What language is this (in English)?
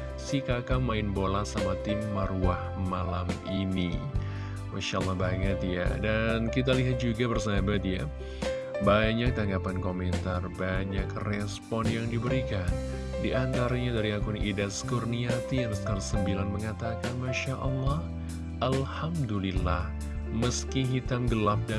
Indonesian